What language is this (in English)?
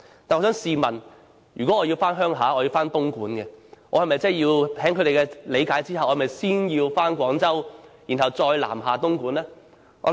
Cantonese